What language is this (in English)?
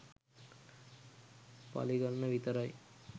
Sinhala